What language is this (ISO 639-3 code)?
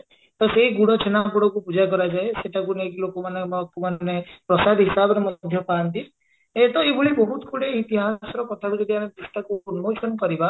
ori